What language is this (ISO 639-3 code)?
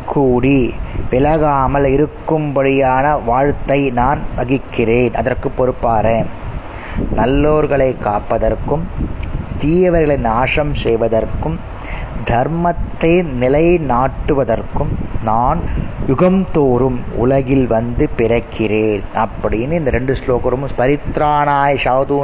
tam